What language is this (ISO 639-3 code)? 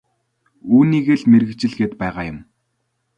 mon